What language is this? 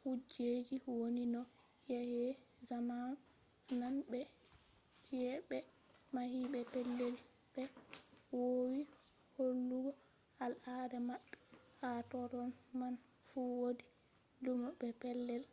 Fula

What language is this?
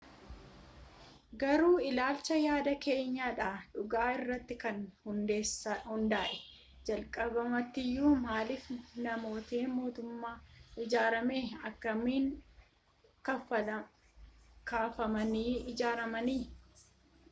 Oromo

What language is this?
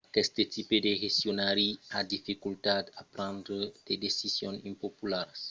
Occitan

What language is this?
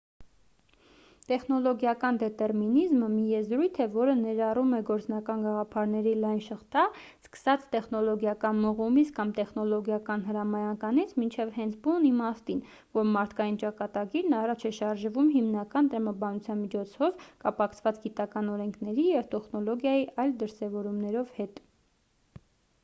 Armenian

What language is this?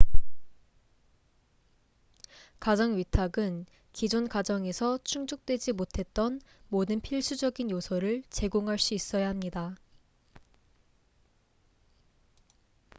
Korean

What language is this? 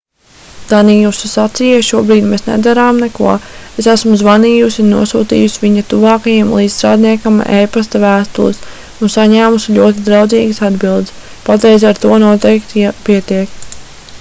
Latvian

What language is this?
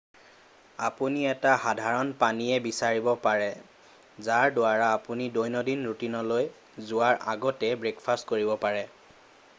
Assamese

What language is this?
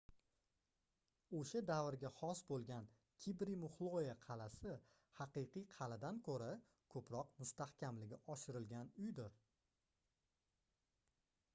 Uzbek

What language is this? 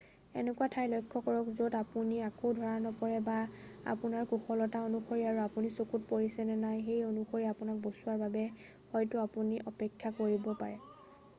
Assamese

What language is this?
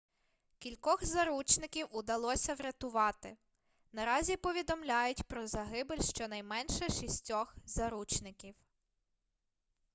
Ukrainian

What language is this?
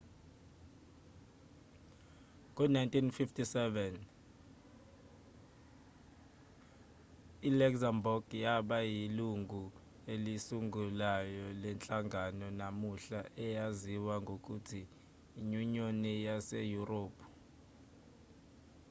Zulu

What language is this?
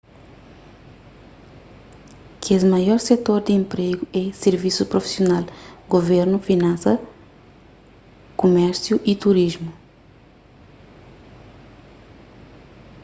Kabuverdianu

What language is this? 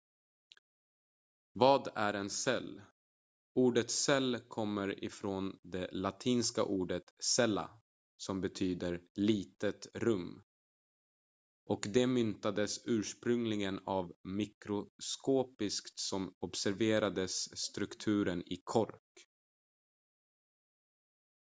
Swedish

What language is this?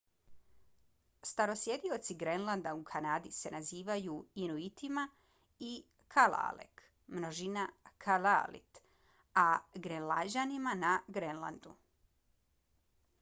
Bosnian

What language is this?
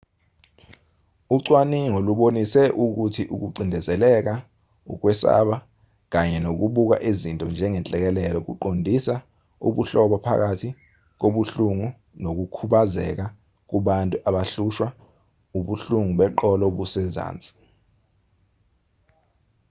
Zulu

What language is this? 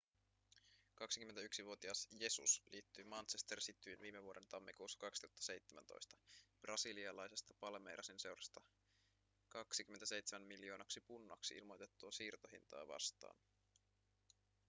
Finnish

